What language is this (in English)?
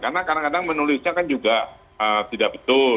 Indonesian